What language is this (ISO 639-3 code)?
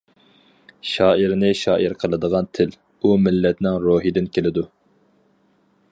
uig